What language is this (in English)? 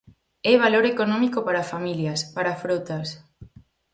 Galician